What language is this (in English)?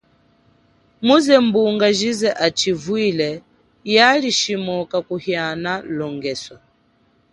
Chokwe